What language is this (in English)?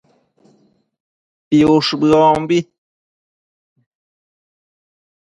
Matsés